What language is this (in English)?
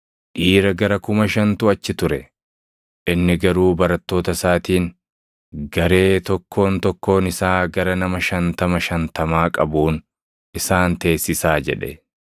Oromo